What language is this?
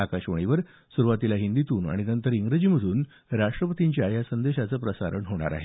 Marathi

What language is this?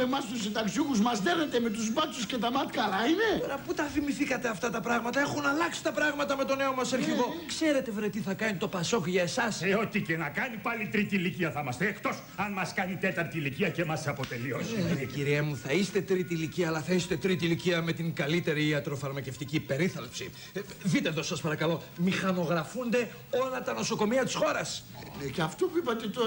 Greek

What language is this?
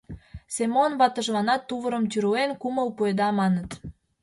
Mari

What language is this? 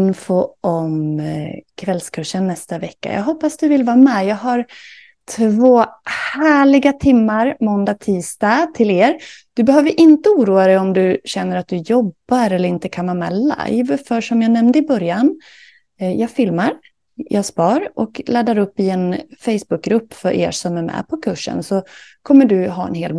Swedish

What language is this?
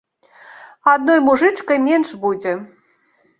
Belarusian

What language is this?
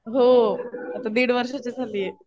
Marathi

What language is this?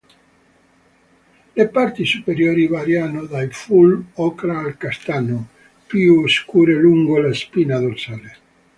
Italian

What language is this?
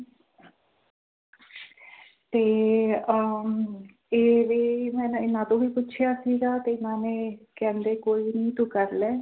Punjabi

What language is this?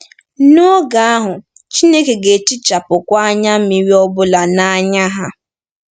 Igbo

